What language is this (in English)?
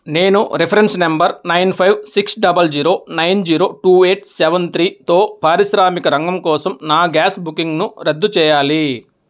Telugu